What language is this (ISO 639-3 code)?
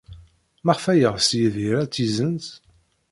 kab